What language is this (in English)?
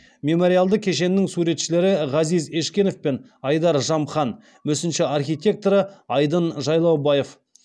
Kazakh